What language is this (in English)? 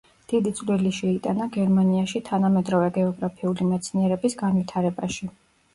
Georgian